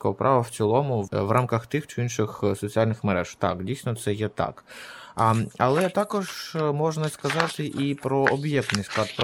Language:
Ukrainian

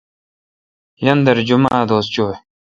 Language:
Kalkoti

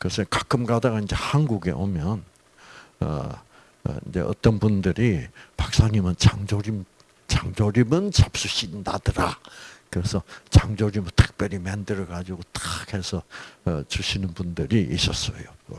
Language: Korean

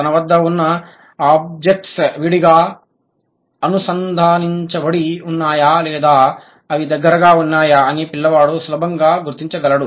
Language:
Telugu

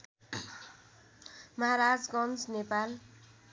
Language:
Nepali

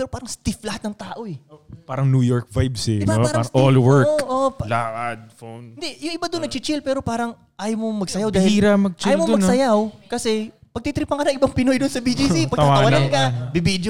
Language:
Filipino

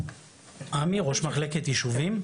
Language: Hebrew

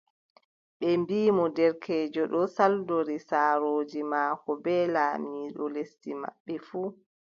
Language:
Adamawa Fulfulde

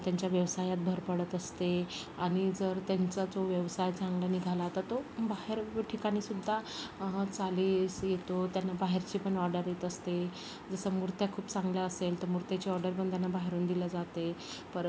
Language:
Marathi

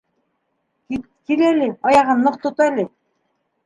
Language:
Bashkir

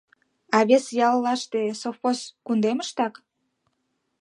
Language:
Mari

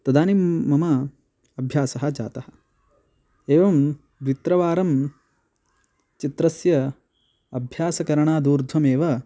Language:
Sanskrit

